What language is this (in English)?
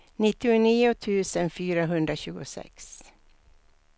Swedish